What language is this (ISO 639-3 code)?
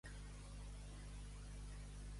cat